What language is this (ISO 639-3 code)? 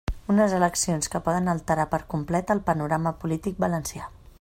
cat